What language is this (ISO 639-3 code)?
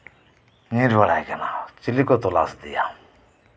sat